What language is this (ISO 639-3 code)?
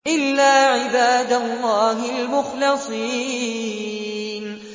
ara